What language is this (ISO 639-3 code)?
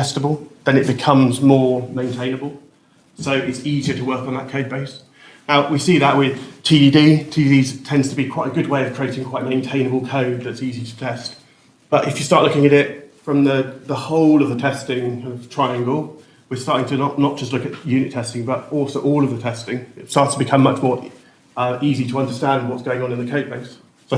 eng